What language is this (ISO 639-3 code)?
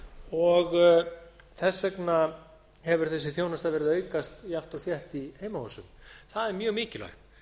isl